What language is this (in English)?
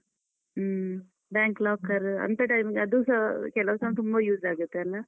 Kannada